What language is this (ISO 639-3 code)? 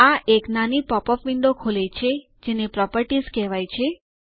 guj